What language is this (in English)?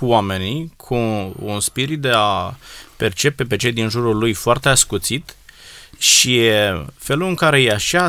Romanian